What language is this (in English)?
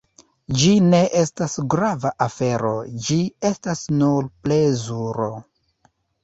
Esperanto